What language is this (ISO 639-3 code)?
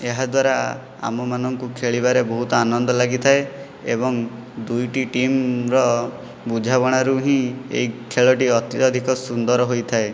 ori